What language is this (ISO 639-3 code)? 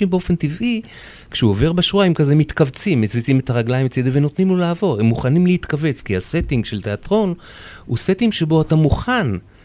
heb